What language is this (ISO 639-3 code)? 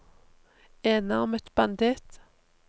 nor